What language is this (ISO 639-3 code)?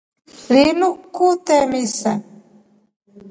rof